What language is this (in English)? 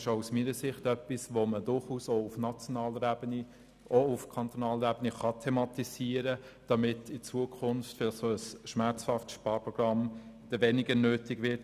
Swiss German